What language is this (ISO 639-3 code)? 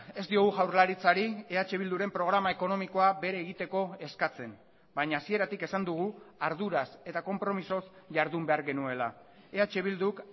eus